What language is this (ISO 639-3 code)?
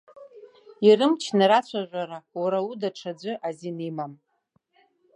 abk